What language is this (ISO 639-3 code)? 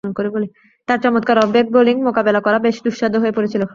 ben